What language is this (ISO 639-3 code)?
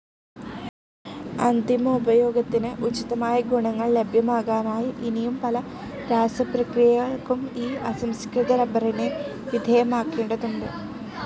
mal